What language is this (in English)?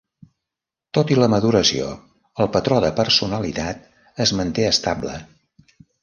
Catalan